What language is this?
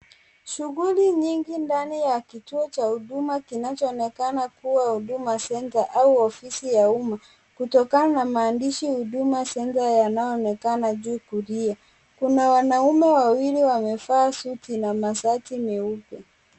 Swahili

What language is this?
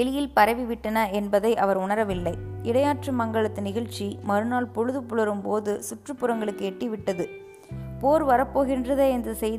Tamil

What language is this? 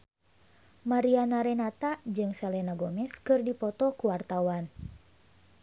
Sundanese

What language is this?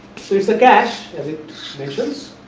English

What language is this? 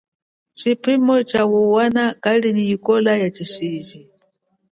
Chokwe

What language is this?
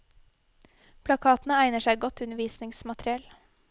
Norwegian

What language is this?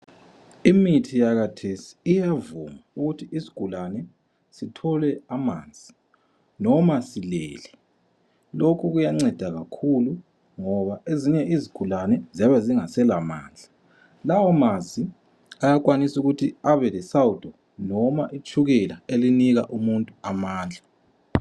North Ndebele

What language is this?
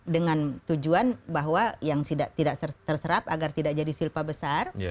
Indonesian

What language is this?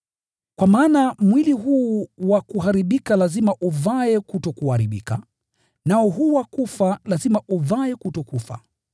Swahili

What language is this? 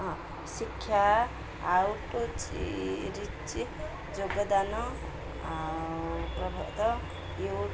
Odia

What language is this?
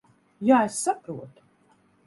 Latvian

